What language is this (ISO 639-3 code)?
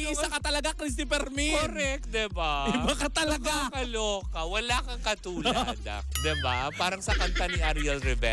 fil